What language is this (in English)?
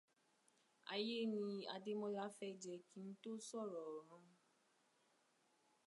Yoruba